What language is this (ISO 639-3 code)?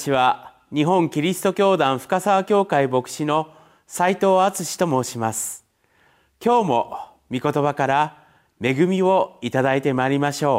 jpn